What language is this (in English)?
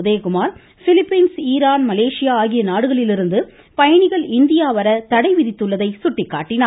Tamil